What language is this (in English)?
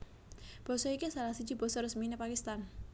Javanese